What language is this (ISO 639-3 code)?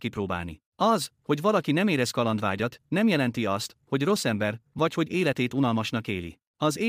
hun